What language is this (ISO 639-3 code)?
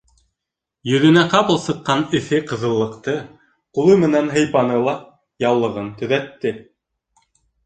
bak